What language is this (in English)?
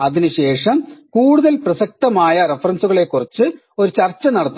Malayalam